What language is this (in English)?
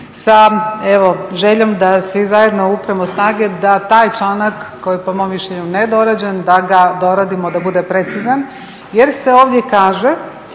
Croatian